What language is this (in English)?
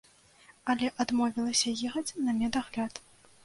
Belarusian